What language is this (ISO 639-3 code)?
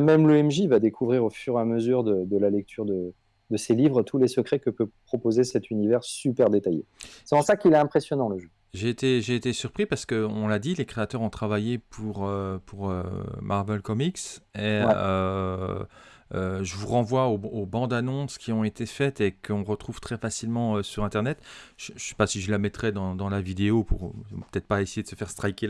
fra